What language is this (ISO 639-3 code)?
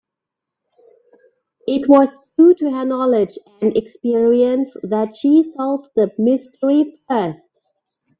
eng